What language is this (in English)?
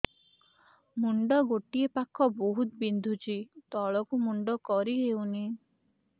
Odia